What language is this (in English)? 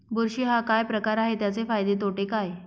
Marathi